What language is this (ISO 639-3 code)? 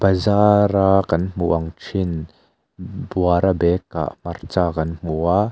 lus